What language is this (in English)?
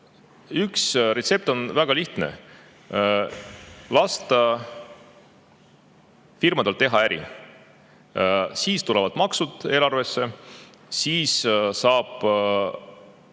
Estonian